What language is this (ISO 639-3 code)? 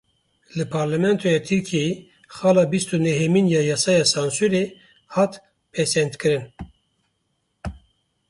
kur